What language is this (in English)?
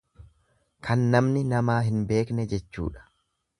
Oromo